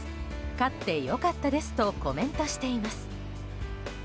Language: Japanese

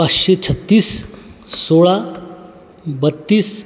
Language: Marathi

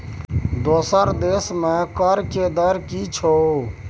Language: Maithili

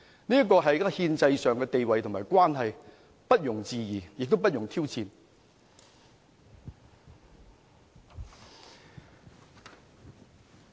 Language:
Cantonese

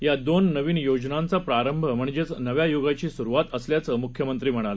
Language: Marathi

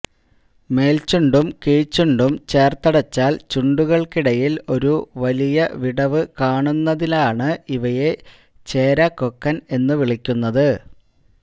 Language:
Malayalam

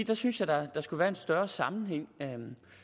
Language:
Danish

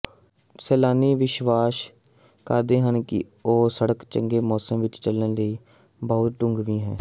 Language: Punjabi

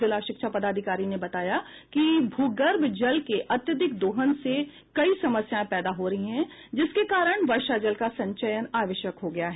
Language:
Hindi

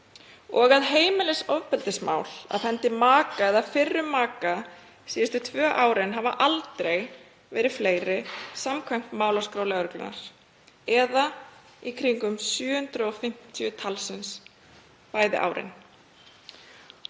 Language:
Icelandic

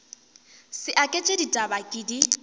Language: Northern Sotho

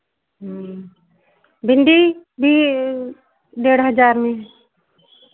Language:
Hindi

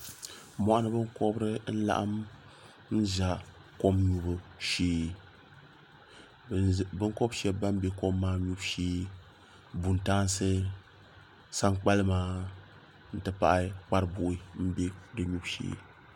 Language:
Dagbani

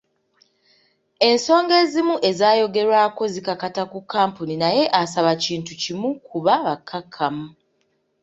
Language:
Ganda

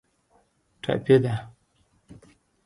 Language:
Pashto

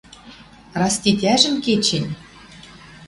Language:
Western Mari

